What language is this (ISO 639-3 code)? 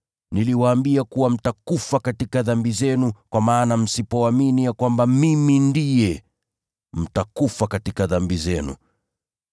swa